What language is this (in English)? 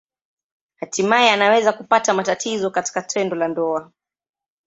Swahili